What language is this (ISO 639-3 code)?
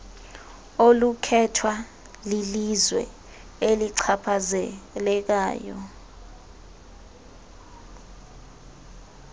xho